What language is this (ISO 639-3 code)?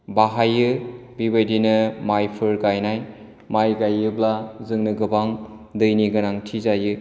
brx